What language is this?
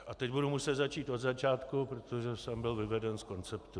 Czech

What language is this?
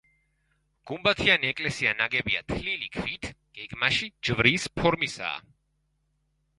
Georgian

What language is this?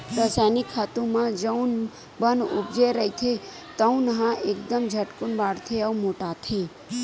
Chhattisgarhi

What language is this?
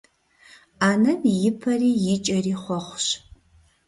Kabardian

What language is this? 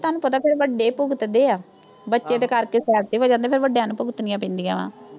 Punjabi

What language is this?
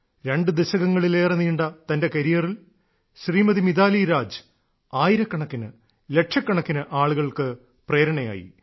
Malayalam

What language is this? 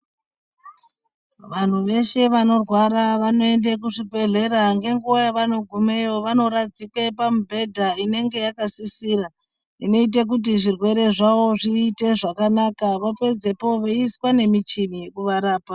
Ndau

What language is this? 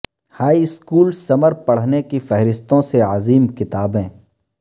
Urdu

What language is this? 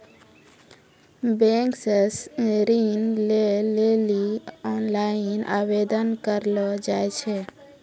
Maithili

